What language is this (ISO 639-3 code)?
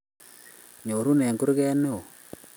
kln